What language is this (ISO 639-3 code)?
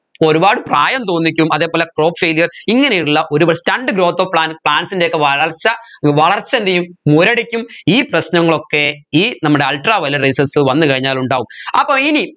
mal